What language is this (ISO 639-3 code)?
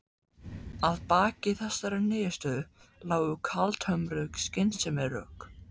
isl